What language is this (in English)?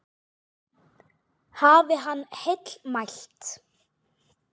Icelandic